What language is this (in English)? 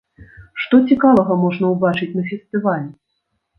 Belarusian